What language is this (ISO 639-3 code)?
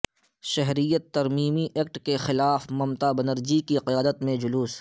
urd